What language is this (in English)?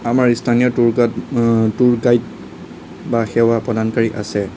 Assamese